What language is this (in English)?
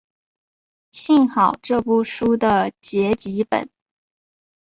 Chinese